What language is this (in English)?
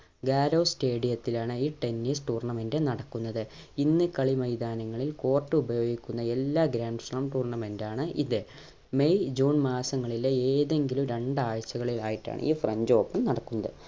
Malayalam